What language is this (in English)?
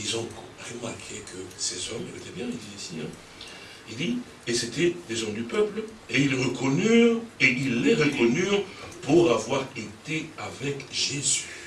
French